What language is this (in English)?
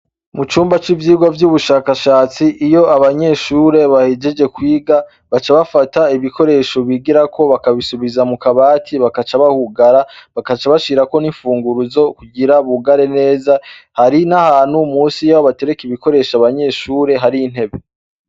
Rundi